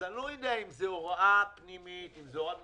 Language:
Hebrew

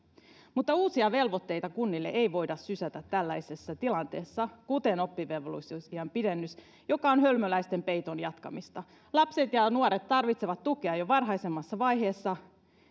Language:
Finnish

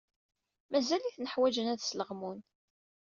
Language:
Kabyle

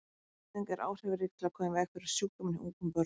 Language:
Icelandic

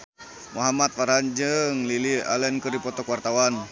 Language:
Sundanese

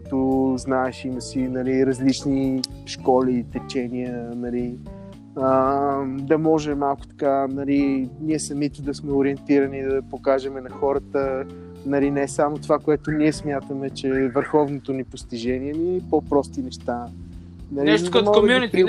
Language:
Bulgarian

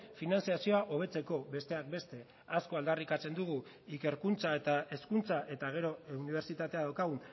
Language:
Basque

